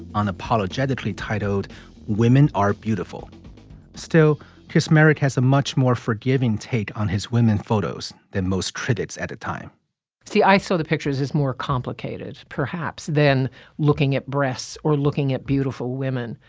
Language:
English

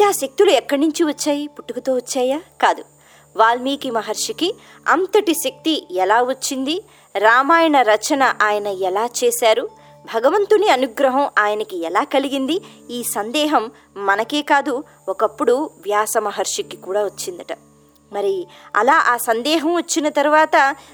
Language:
Telugu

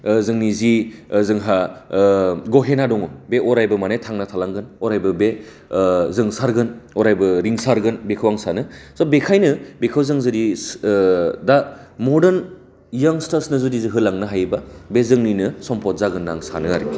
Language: Bodo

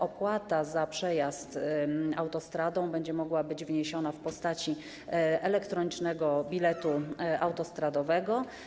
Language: Polish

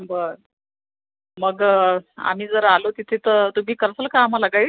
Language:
Marathi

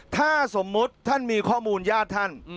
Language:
Thai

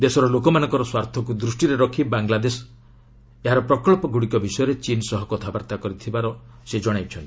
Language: Odia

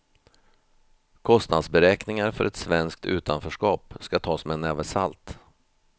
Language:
Swedish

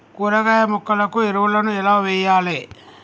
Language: Telugu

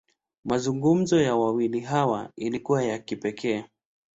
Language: Swahili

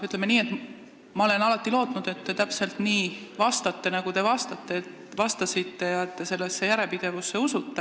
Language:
Estonian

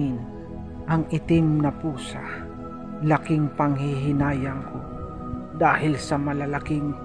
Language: Filipino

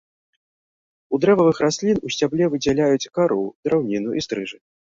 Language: Belarusian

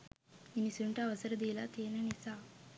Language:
Sinhala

